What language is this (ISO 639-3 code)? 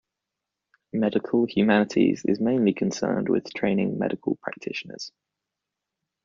eng